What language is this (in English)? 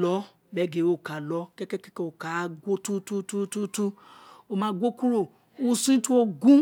Isekiri